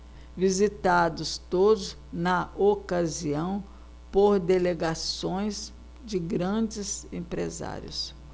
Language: Portuguese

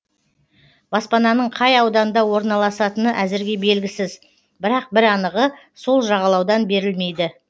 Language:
Kazakh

